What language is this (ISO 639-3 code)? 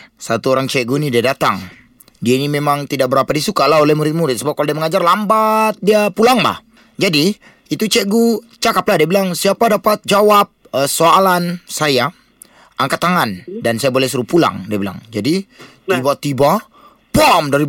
msa